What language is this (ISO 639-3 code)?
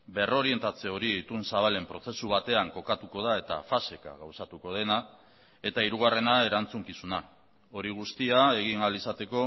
eus